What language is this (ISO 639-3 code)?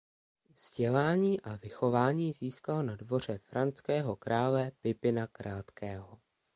ces